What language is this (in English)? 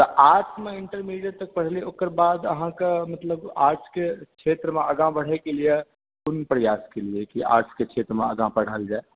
Maithili